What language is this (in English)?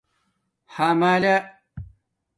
Domaaki